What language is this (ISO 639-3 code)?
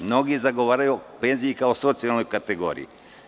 srp